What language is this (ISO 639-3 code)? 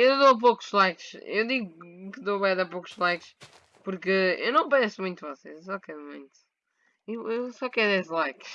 por